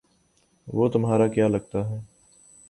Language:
Urdu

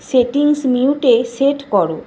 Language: Bangla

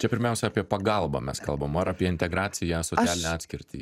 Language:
Lithuanian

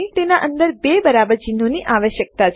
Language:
Gujarati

